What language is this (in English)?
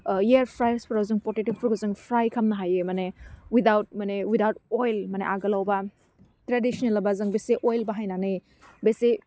Bodo